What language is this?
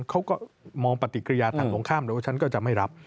Thai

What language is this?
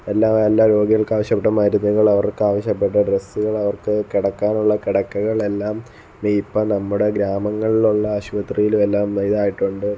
Malayalam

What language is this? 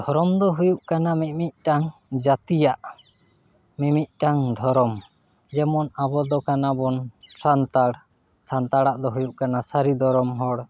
Santali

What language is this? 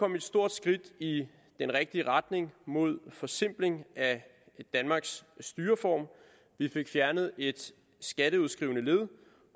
Danish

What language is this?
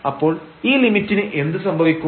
Malayalam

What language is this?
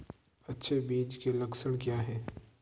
Hindi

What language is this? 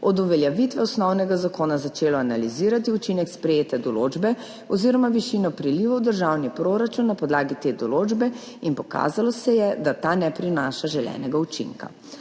Slovenian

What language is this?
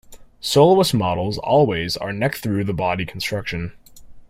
English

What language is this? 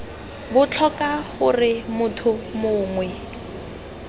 Tswana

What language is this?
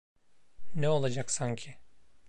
Turkish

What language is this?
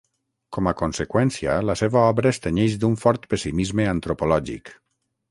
Catalan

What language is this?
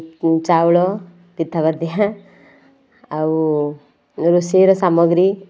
Odia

